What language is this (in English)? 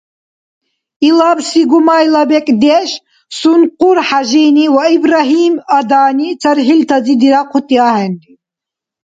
Dargwa